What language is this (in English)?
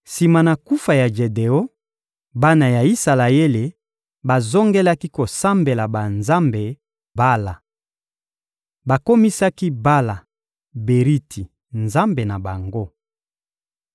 Lingala